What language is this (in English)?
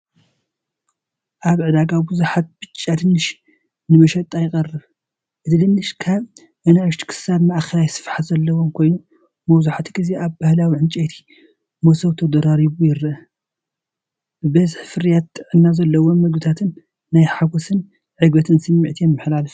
Tigrinya